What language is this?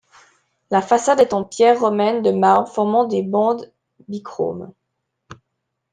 French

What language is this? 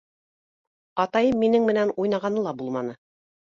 Bashkir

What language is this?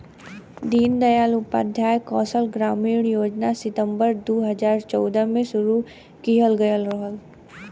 Bhojpuri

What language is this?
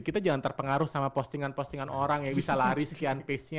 Indonesian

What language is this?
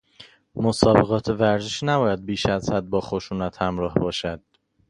Persian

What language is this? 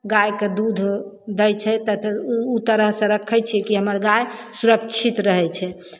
Maithili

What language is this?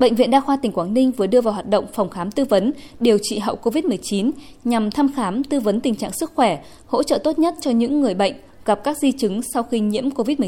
Vietnamese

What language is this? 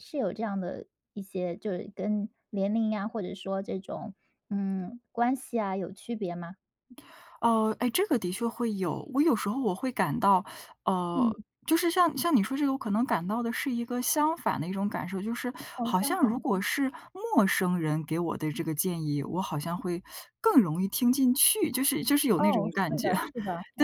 Chinese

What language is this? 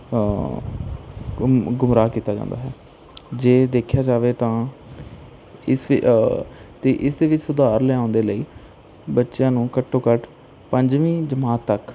Punjabi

